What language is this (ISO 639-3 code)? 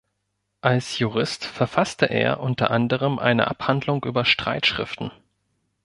deu